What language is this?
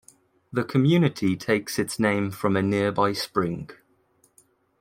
English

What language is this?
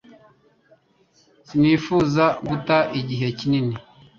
Kinyarwanda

